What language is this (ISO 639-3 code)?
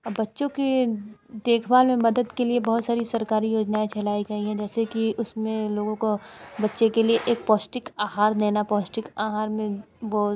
hin